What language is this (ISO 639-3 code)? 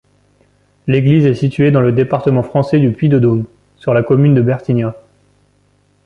fra